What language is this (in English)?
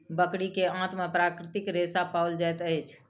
Maithili